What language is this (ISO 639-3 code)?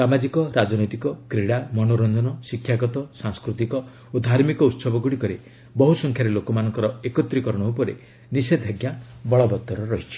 ori